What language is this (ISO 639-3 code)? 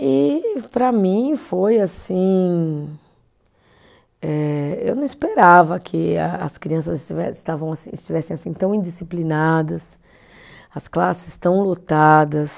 por